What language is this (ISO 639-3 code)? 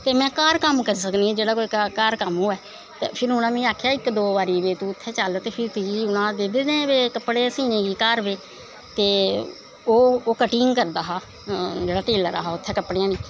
doi